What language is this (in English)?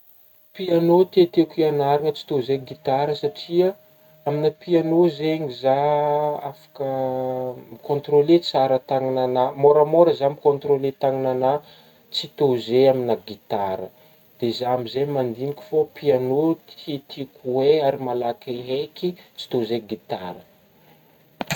Northern Betsimisaraka Malagasy